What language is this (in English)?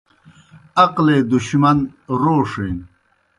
Kohistani Shina